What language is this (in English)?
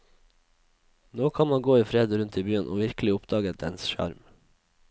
Norwegian